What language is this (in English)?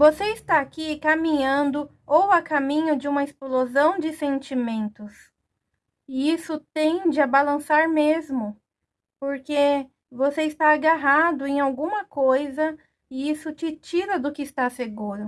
Portuguese